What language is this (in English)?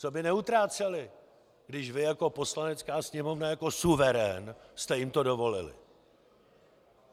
Czech